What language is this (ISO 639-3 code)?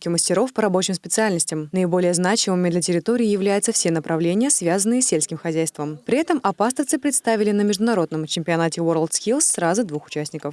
rus